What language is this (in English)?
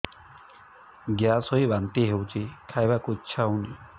Odia